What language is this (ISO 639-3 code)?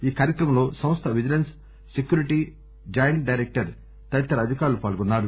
tel